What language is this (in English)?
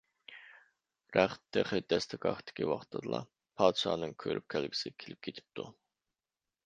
Uyghur